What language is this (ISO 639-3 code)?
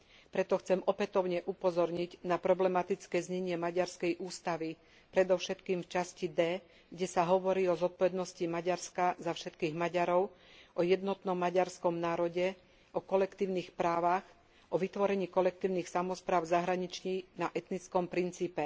slk